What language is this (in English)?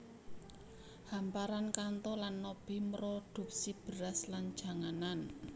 Javanese